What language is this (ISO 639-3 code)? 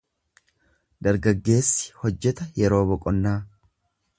orm